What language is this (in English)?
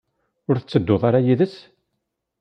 Kabyle